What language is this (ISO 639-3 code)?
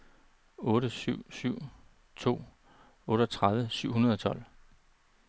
dan